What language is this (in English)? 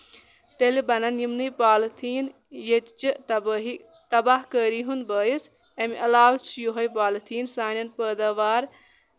Kashmiri